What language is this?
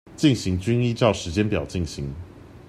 Chinese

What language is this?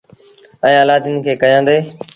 Sindhi Bhil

